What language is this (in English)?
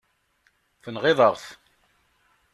Kabyle